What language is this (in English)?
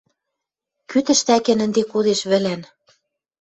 Western Mari